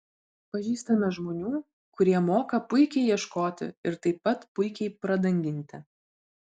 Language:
Lithuanian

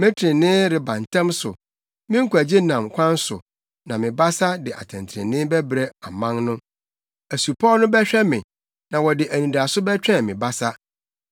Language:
Akan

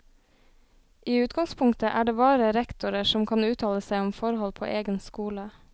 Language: Norwegian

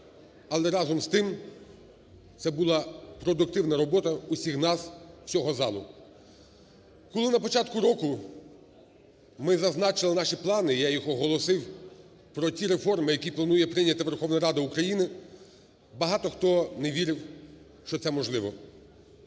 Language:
Ukrainian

